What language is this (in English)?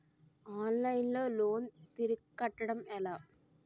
Telugu